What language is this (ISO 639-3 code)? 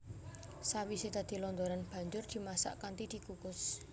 jav